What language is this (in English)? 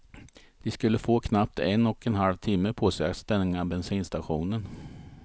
Swedish